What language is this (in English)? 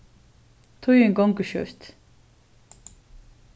Faroese